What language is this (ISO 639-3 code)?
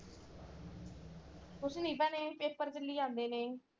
pan